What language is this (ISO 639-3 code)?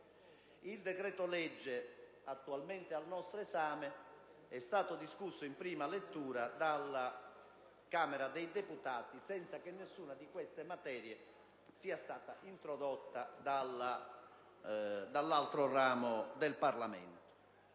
ita